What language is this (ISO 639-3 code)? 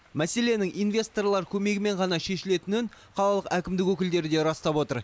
kaz